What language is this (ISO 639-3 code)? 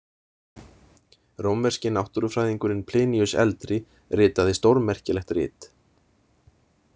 isl